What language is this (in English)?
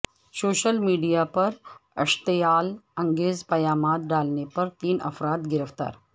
Urdu